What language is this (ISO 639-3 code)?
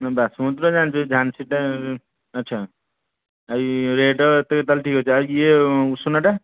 ori